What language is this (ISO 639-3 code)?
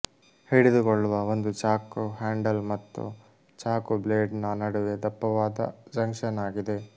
kan